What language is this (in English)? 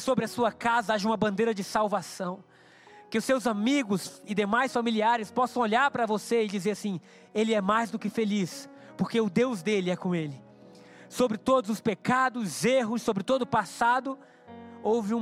Portuguese